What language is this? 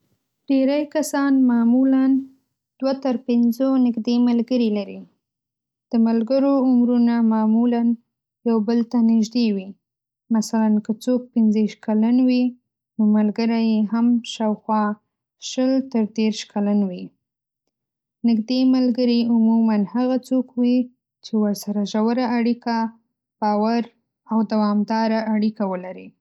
Pashto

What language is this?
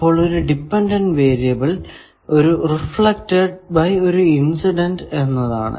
Malayalam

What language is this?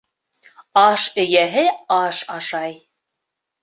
Bashkir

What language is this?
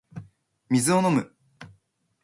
Japanese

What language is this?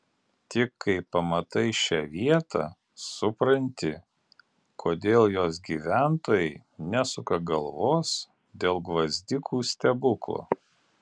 Lithuanian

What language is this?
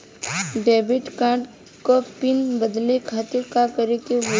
Bhojpuri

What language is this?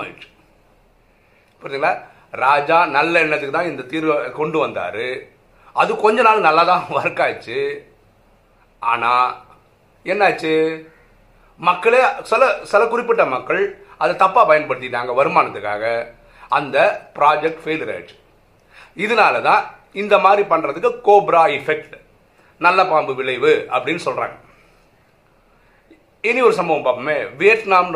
Tamil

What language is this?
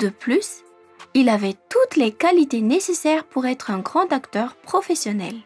French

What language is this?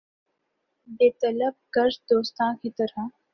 Urdu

